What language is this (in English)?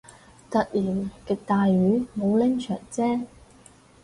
Cantonese